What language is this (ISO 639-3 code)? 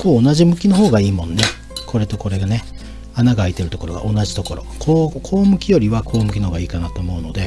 jpn